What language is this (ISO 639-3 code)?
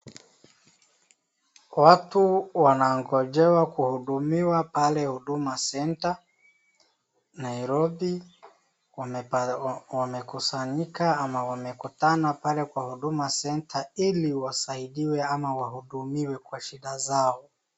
swa